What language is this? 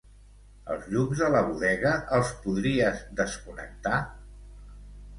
Catalan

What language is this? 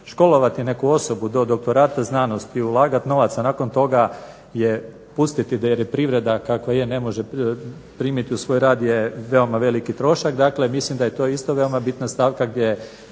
Croatian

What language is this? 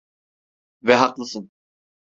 Turkish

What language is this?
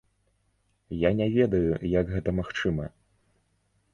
Belarusian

